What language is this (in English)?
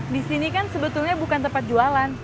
Indonesian